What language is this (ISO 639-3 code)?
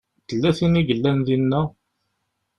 kab